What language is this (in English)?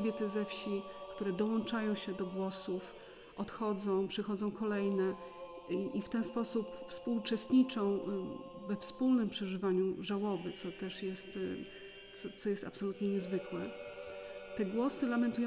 Polish